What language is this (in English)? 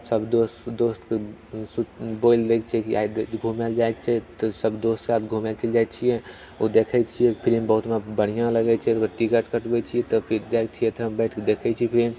Maithili